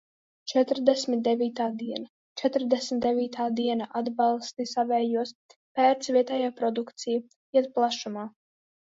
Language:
Latvian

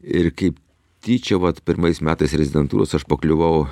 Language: Lithuanian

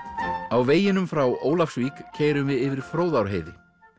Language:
Icelandic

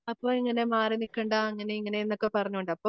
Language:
Malayalam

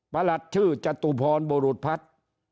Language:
Thai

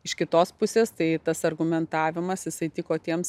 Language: Lithuanian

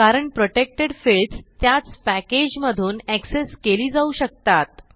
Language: Marathi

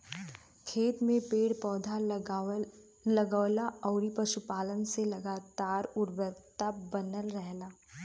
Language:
Bhojpuri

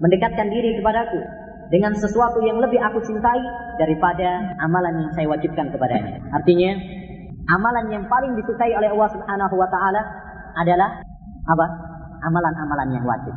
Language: Malay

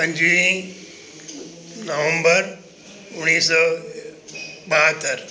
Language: Sindhi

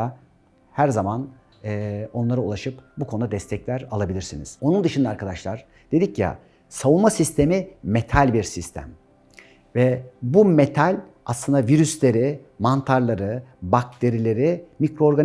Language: Turkish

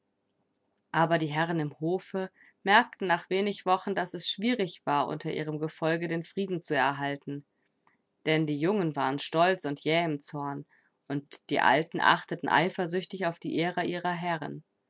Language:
German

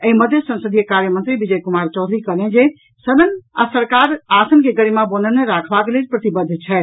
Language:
Maithili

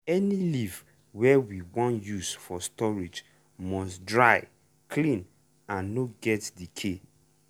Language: Nigerian Pidgin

